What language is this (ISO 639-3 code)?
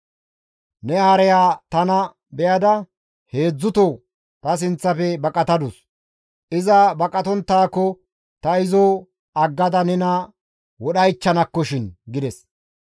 gmv